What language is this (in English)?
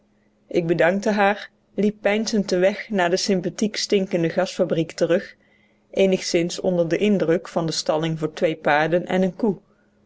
Dutch